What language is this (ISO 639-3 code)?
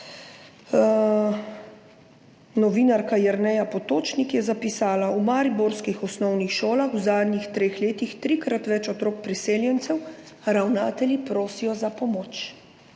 slv